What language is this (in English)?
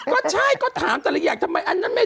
Thai